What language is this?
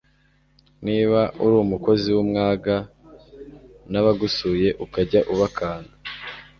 Kinyarwanda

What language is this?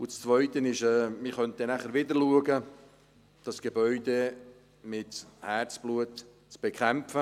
Swiss German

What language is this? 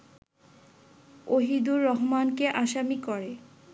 Bangla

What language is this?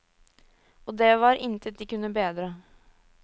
Norwegian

